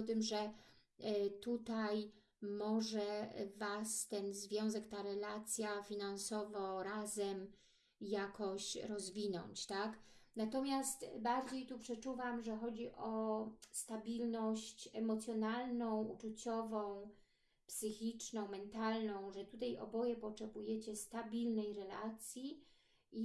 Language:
Polish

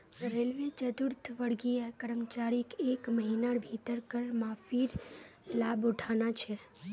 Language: Magahi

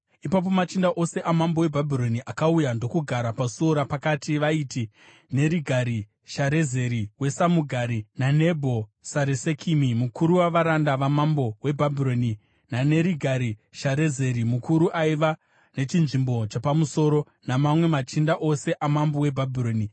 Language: Shona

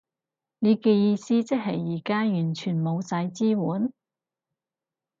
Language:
Cantonese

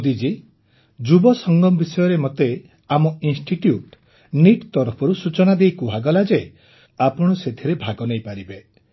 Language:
Odia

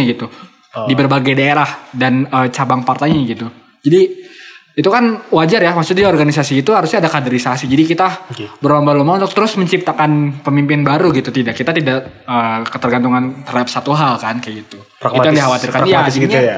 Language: Indonesian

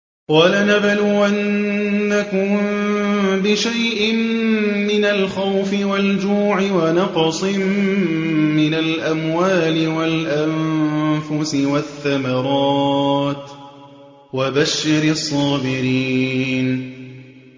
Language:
Arabic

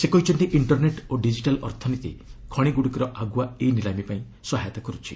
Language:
Odia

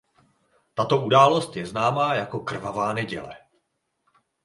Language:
Czech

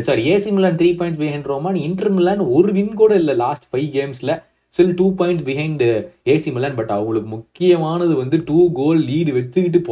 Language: Tamil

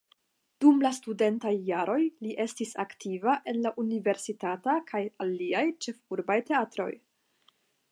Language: Esperanto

